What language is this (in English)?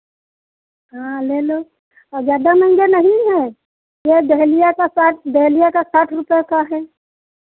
Hindi